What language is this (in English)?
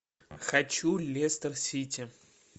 Russian